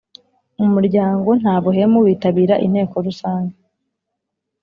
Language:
Kinyarwanda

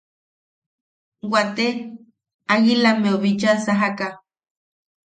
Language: Yaqui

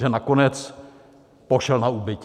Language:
Czech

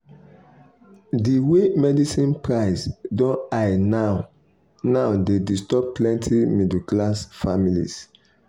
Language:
Nigerian Pidgin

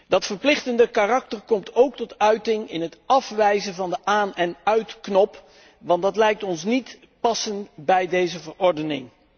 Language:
Dutch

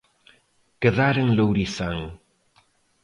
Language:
Galician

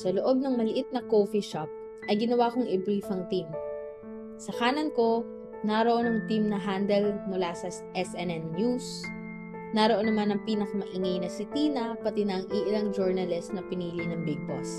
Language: Filipino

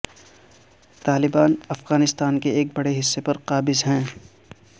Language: Urdu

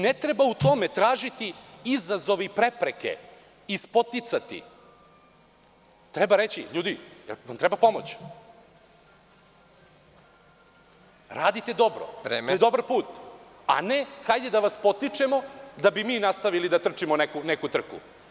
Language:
Serbian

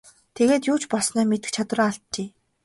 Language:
Mongolian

